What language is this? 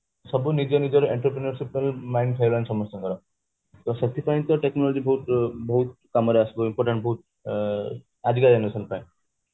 Odia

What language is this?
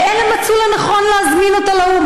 Hebrew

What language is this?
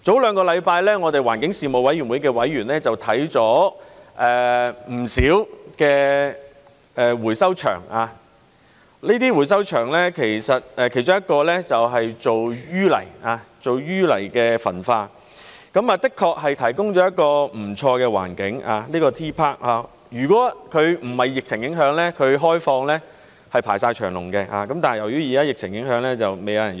Cantonese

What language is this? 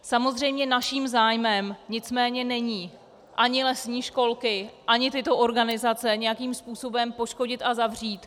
Czech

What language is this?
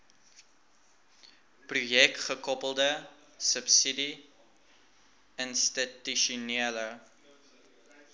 Afrikaans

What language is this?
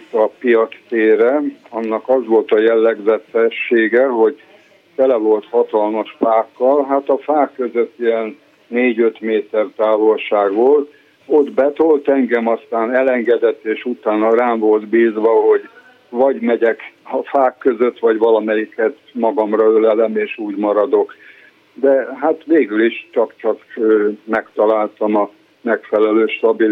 Hungarian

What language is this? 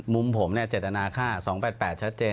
Thai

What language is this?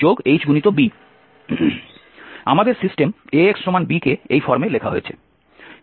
Bangla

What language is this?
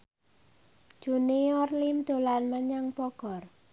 Javanese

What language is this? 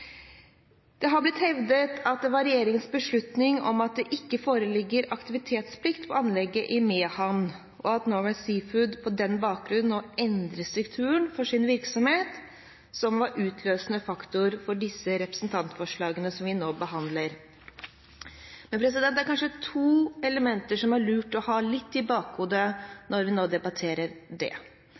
Norwegian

